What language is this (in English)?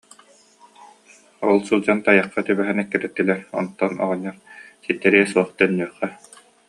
Yakut